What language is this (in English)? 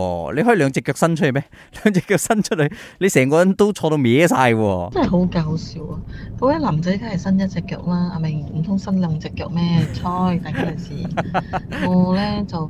Chinese